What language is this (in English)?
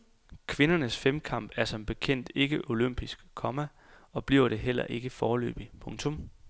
Danish